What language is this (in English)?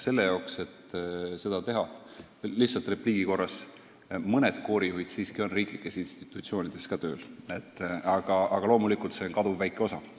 Estonian